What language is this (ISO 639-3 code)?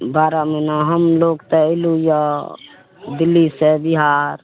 mai